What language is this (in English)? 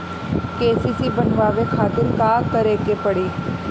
Bhojpuri